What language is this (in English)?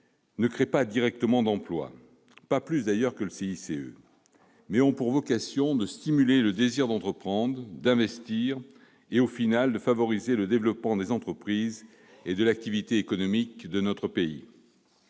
French